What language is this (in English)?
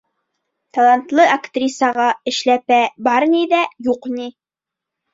Bashkir